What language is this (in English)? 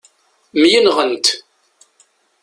Kabyle